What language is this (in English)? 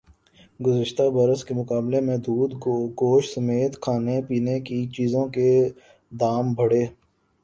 Urdu